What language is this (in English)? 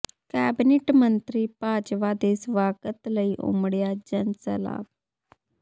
Punjabi